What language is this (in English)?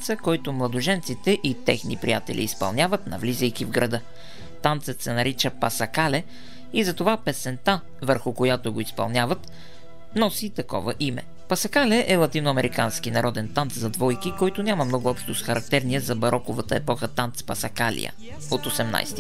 Bulgarian